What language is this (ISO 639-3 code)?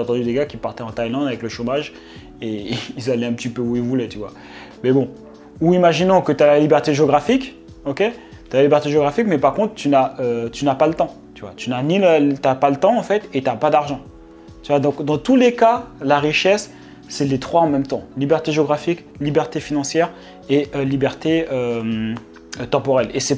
fra